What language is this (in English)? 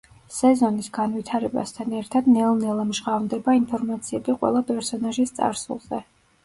Georgian